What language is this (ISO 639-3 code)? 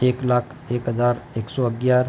guj